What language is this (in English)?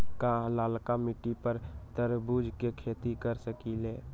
Magahi